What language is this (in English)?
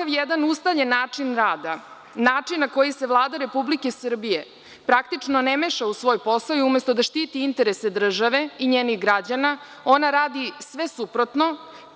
Serbian